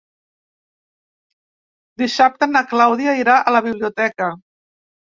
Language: Catalan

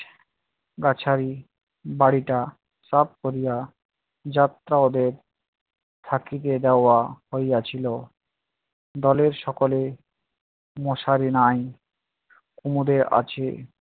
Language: Bangla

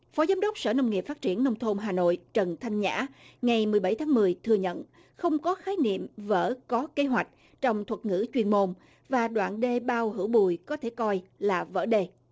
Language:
Vietnamese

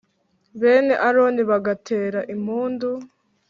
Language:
Kinyarwanda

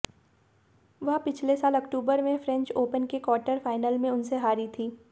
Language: Hindi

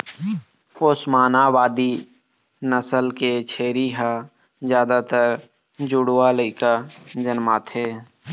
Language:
Chhattisgarhi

